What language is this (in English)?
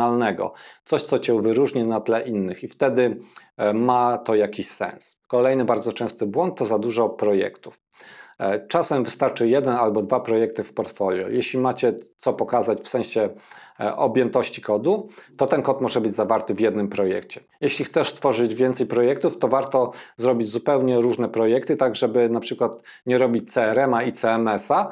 Polish